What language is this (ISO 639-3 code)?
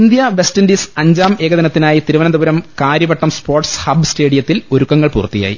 mal